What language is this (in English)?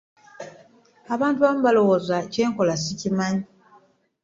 Ganda